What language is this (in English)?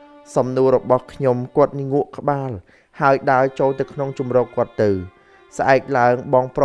Thai